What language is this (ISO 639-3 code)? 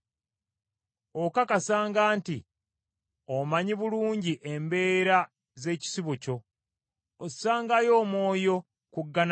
lug